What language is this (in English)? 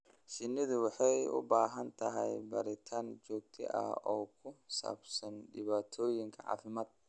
Somali